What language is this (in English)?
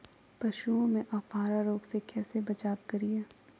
Magahi